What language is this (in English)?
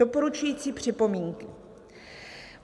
Czech